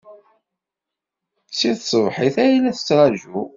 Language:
Kabyle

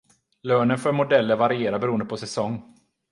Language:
Swedish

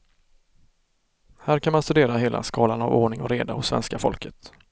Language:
Swedish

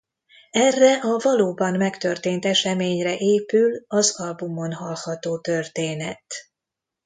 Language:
Hungarian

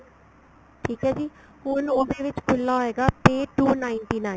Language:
Punjabi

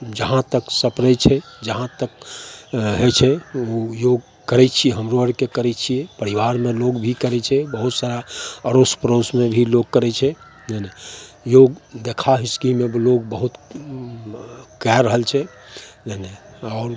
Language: Maithili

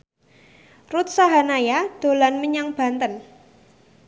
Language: Javanese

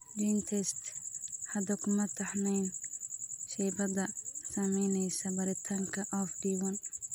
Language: Somali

